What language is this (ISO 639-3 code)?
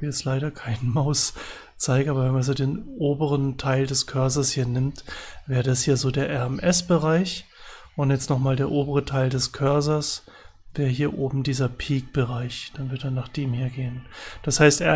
deu